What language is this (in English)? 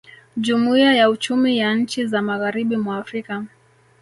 Swahili